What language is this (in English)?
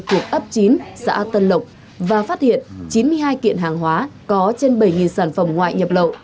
Vietnamese